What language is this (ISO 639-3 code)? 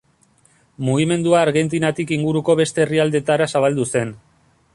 eus